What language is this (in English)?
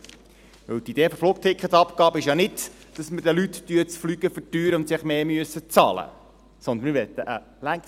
Swiss German